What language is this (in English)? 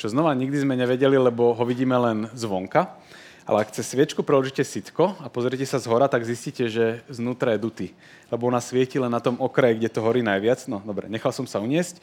Slovak